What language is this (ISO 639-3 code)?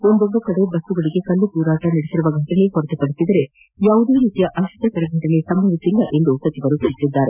kan